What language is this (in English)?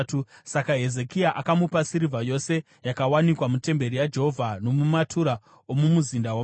Shona